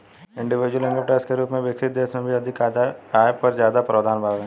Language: Bhojpuri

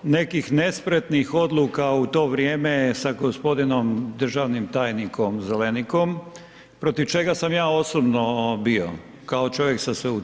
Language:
Croatian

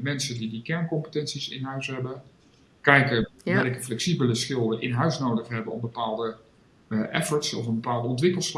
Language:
Dutch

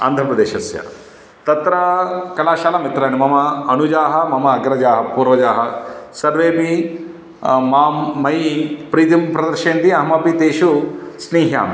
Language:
Sanskrit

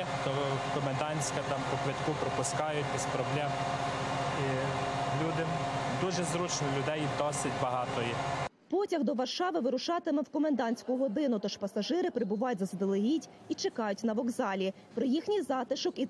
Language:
Ukrainian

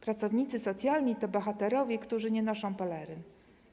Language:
Polish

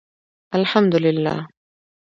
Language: Pashto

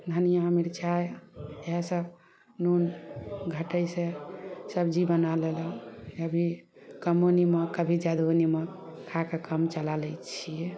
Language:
Maithili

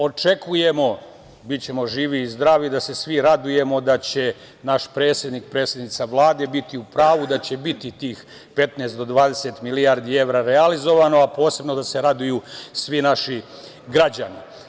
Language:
Serbian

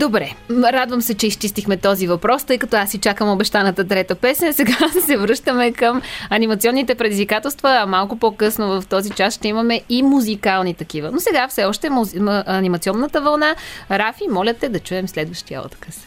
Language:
Bulgarian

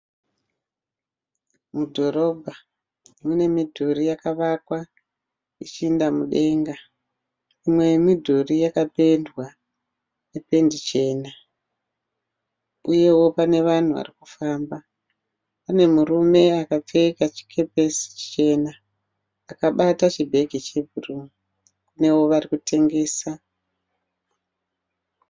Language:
Shona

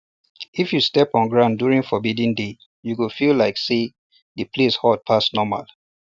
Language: Nigerian Pidgin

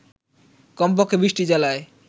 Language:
Bangla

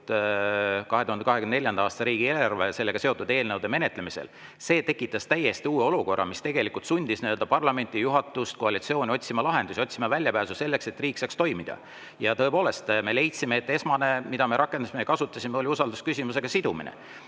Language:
Estonian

